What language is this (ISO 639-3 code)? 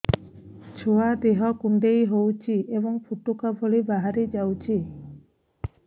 ori